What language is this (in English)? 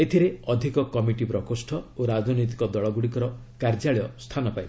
Odia